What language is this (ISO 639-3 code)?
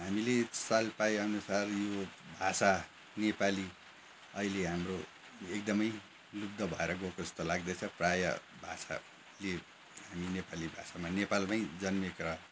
nep